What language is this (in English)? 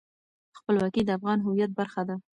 Pashto